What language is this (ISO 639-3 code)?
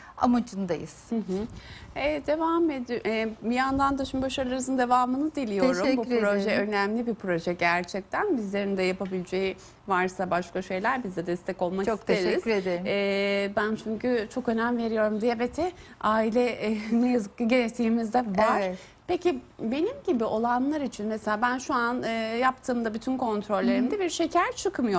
tur